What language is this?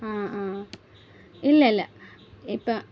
Malayalam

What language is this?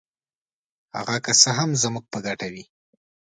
Pashto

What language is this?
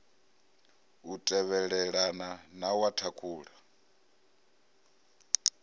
Venda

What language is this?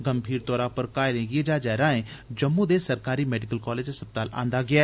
Dogri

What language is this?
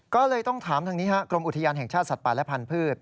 Thai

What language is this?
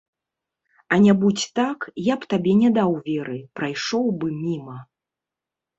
Belarusian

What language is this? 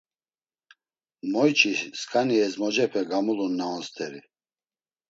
Laz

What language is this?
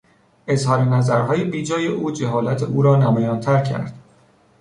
Persian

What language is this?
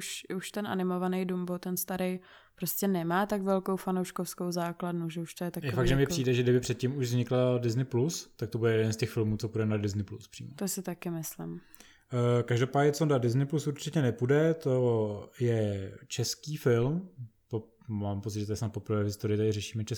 Czech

